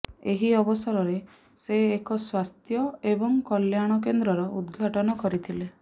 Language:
Odia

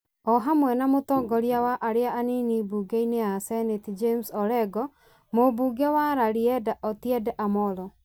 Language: Kikuyu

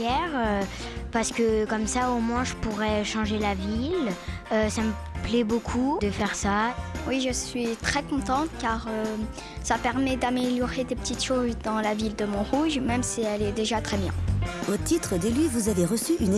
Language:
French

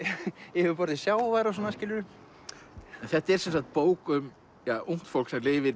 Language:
Icelandic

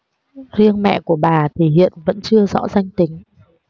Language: Vietnamese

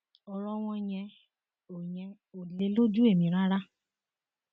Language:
Yoruba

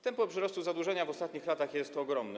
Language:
Polish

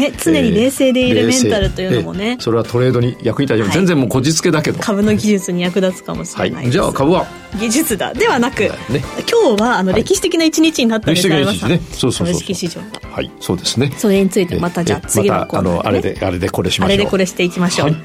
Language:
Japanese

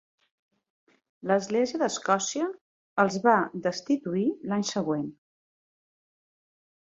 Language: Catalan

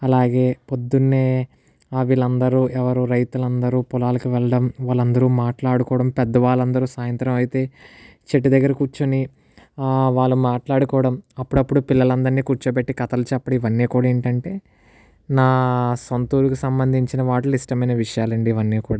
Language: Telugu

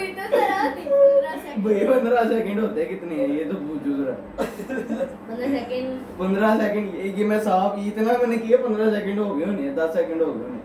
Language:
Hindi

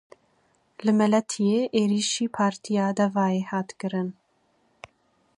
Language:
Kurdish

